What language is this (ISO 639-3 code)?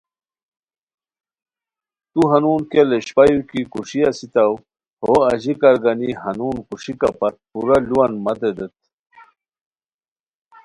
khw